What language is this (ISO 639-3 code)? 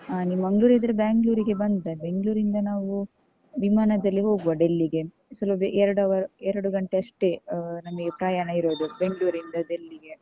kan